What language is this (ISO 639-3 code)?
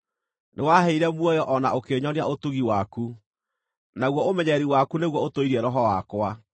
kik